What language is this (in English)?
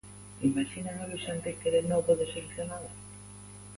Galician